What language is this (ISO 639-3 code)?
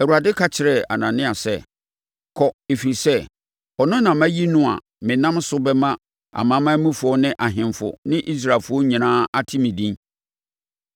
aka